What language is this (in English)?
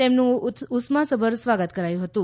Gujarati